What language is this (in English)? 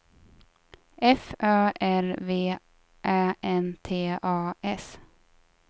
Swedish